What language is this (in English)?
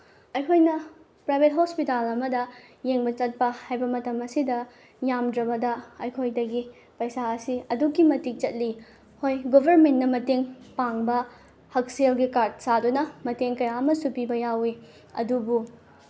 Manipuri